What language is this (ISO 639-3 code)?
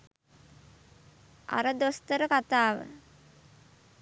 sin